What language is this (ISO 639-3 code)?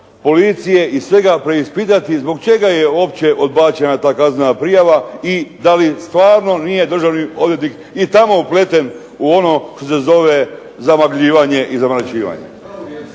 hrv